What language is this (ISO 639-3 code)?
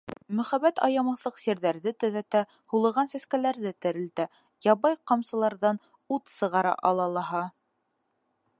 bak